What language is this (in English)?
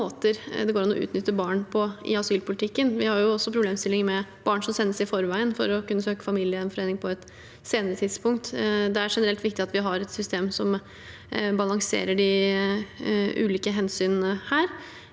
Norwegian